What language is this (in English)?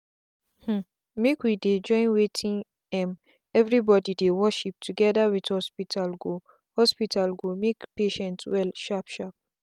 Nigerian Pidgin